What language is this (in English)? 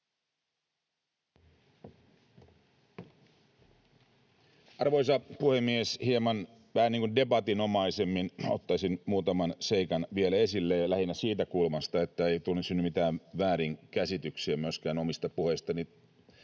Finnish